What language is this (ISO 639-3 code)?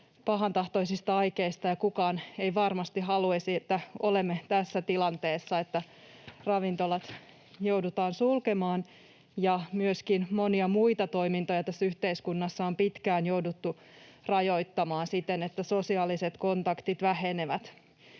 fin